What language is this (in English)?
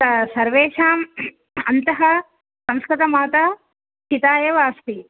Sanskrit